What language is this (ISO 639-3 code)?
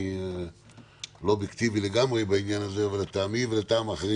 heb